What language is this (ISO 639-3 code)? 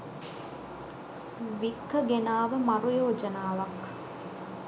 sin